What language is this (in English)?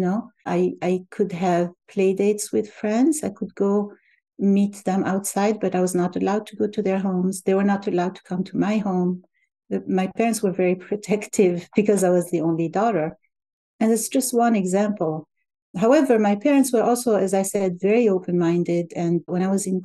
English